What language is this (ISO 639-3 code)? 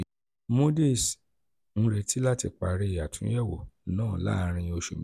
yor